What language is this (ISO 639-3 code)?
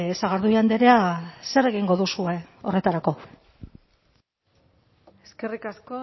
eus